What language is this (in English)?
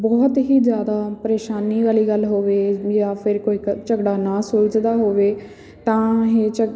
Punjabi